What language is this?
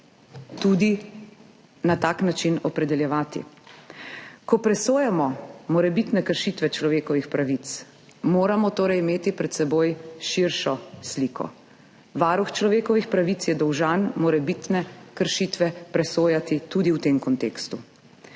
Slovenian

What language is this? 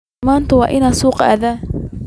Somali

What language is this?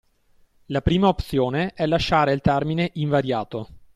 Italian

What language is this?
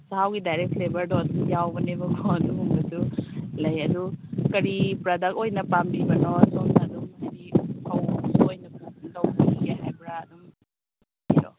Manipuri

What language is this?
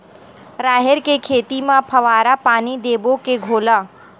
Chhattisgarhi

